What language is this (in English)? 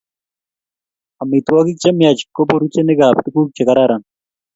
Kalenjin